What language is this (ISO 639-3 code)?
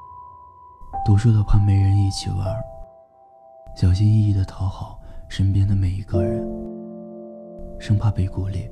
zho